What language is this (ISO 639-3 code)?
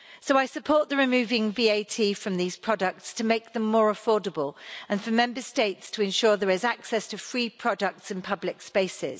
eng